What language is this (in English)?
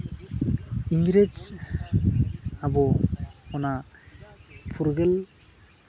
Santali